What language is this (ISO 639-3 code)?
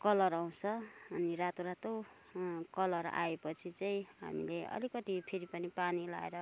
nep